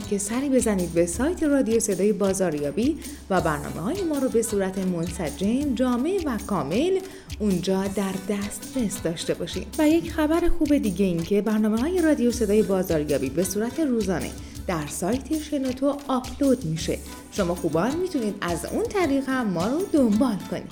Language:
Persian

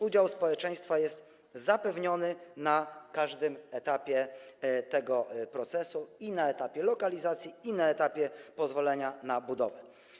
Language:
Polish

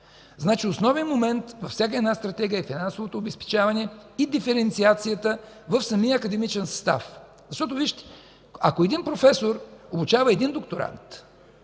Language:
Bulgarian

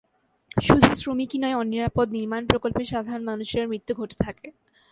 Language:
Bangla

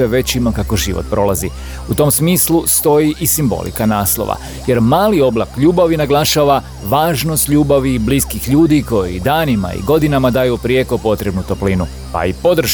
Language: Croatian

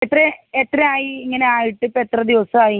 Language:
Malayalam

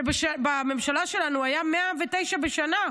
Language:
Hebrew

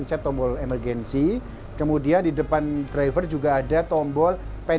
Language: Indonesian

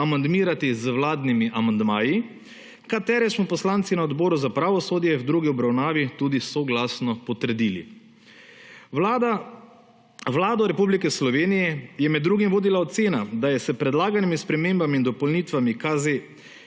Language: Slovenian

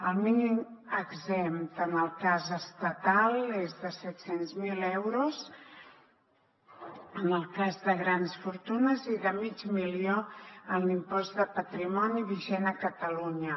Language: Catalan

